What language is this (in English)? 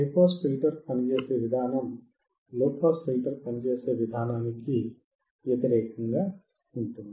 Telugu